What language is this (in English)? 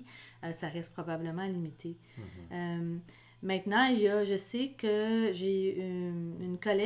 French